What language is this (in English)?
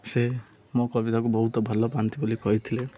Odia